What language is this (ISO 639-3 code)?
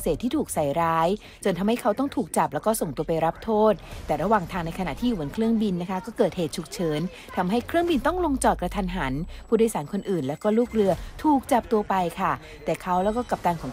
tha